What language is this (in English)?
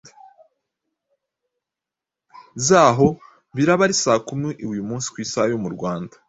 Kinyarwanda